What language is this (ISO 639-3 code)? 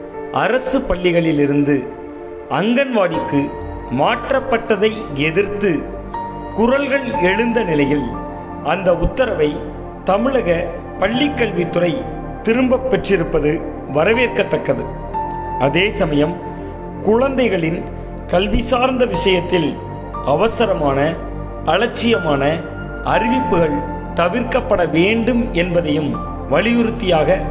tam